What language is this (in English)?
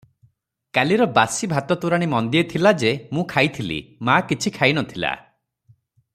Odia